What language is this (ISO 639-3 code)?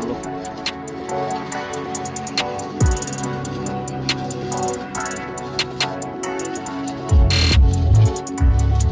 ind